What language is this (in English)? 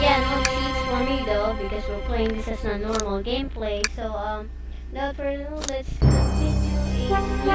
English